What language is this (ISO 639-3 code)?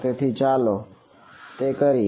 guj